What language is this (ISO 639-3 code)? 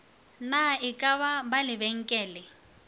nso